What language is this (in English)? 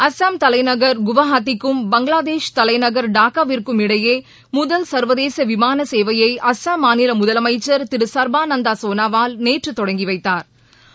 Tamil